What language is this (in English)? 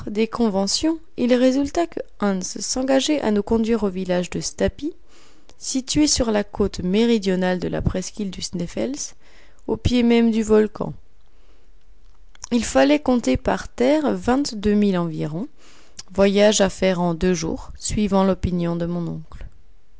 French